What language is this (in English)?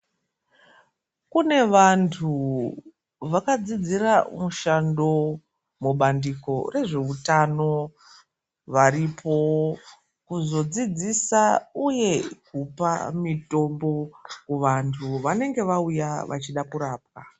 Ndau